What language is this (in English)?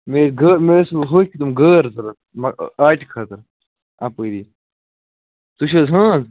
Kashmiri